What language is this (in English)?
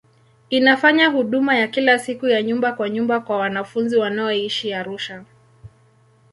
Swahili